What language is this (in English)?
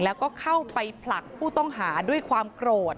Thai